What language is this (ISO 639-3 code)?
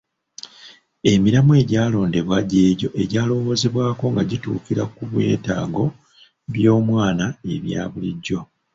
lug